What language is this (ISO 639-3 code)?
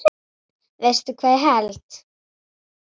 isl